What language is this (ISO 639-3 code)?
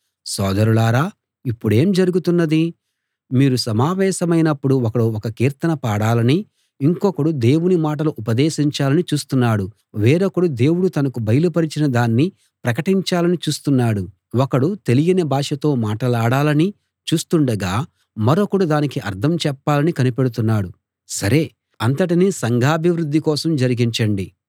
tel